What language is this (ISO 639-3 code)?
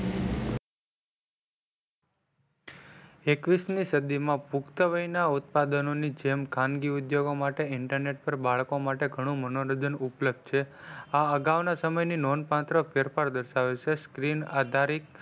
guj